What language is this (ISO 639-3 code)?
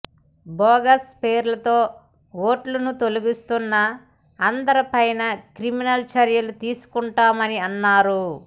tel